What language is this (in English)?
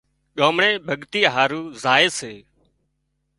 Wadiyara Koli